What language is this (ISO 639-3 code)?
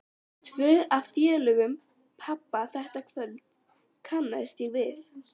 isl